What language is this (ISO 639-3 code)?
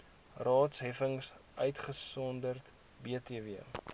afr